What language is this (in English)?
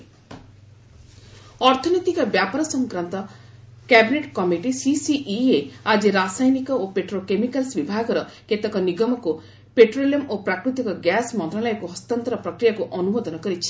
Odia